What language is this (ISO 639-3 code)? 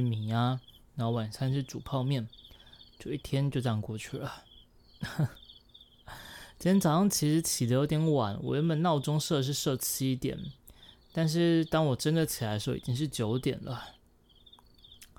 zho